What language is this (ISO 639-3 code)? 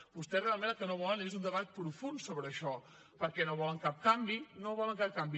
cat